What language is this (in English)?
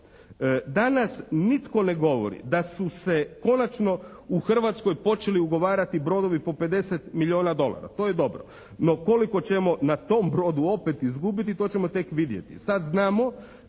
Croatian